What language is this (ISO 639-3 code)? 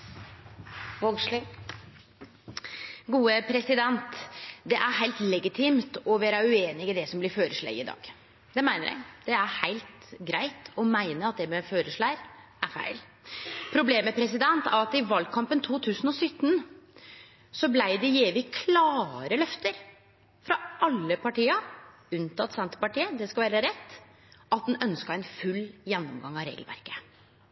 nno